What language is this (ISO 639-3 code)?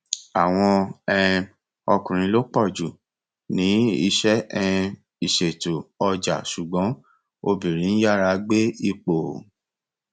yor